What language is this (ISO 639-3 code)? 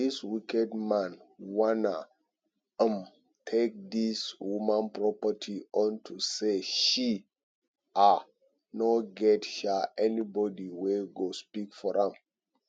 pcm